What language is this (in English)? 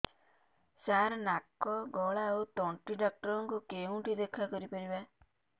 Odia